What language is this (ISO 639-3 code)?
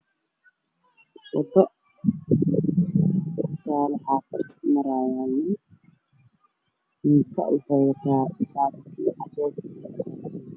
som